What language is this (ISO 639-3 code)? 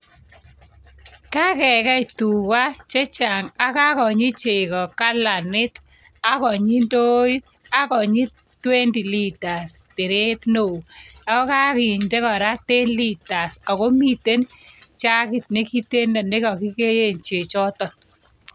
kln